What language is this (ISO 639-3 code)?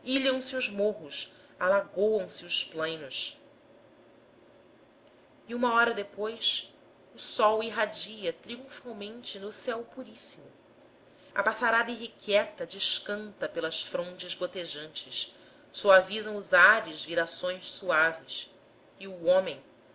por